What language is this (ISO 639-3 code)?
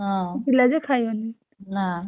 ori